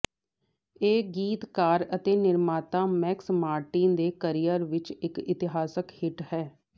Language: Punjabi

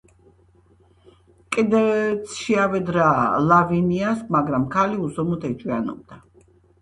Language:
Georgian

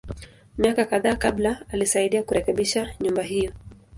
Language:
Swahili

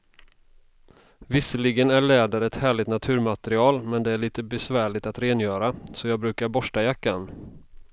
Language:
Swedish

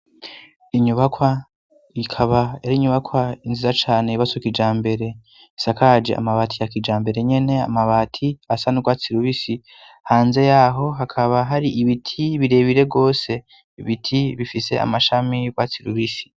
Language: Rundi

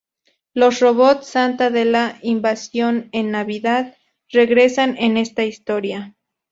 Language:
Spanish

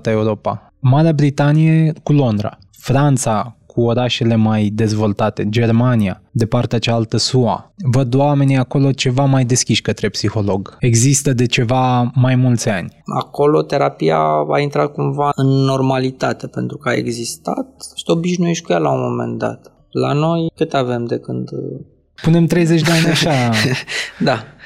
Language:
Romanian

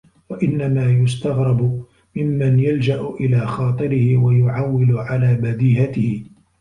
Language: Arabic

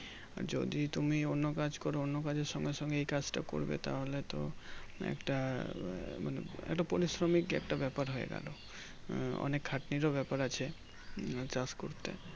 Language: Bangla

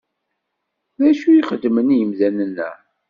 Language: Kabyle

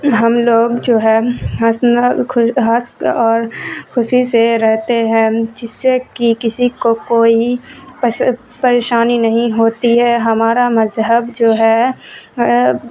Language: Urdu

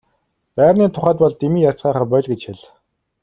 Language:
Mongolian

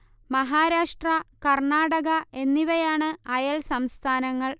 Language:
Malayalam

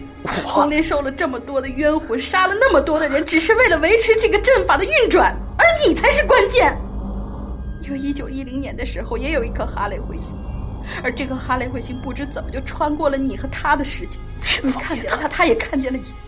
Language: Chinese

